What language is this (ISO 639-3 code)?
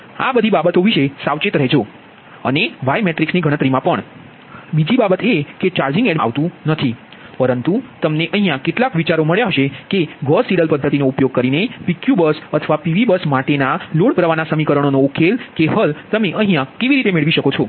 guj